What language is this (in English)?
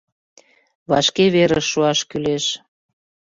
Mari